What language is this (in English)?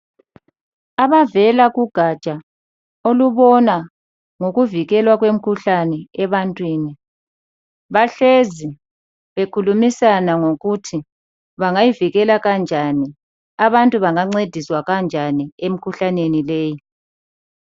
North Ndebele